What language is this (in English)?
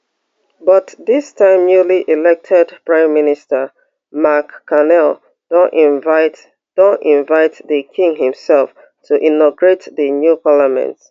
Nigerian Pidgin